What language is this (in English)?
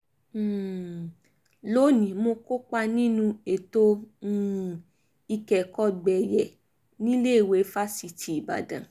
Yoruba